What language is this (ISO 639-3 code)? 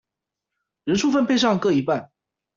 zho